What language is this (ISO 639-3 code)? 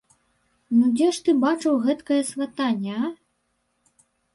bel